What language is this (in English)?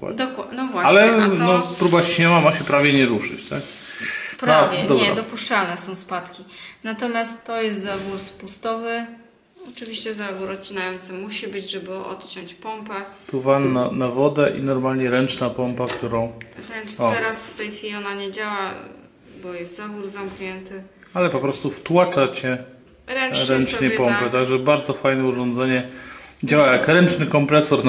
Polish